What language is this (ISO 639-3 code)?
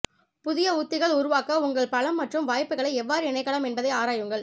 tam